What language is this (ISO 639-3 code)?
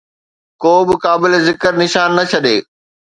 snd